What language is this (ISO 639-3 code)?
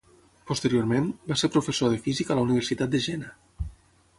cat